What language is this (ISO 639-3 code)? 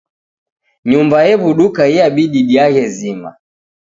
dav